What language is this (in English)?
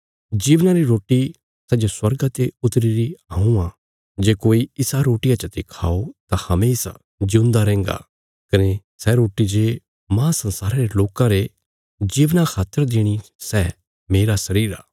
Bilaspuri